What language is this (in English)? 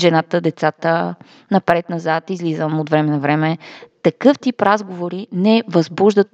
Bulgarian